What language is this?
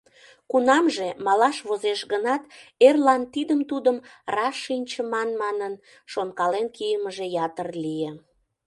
Mari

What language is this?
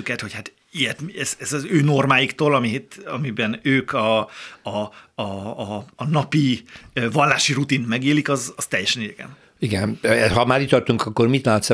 Hungarian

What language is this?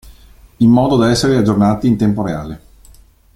Italian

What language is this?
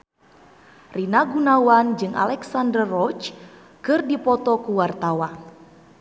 Sundanese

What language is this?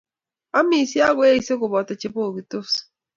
Kalenjin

